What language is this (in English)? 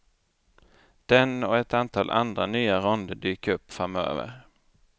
Swedish